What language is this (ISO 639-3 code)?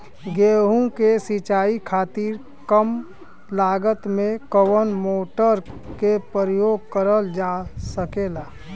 bho